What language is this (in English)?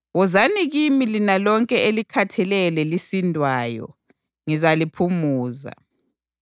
North Ndebele